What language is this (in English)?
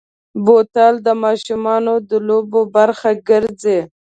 Pashto